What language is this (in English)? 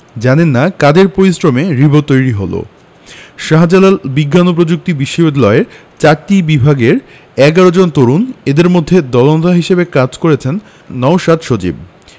Bangla